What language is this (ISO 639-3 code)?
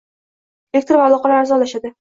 uzb